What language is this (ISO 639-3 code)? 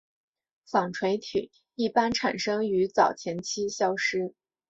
zho